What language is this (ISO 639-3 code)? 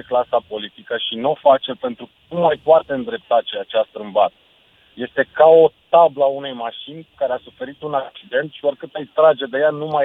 ron